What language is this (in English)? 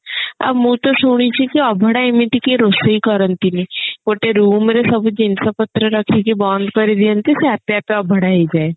Odia